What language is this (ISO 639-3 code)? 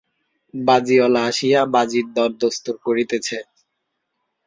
ben